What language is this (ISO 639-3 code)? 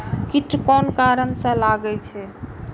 mai